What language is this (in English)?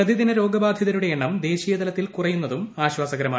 Malayalam